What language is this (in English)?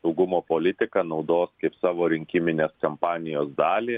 Lithuanian